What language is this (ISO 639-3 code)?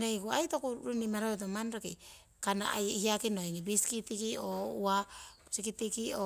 siw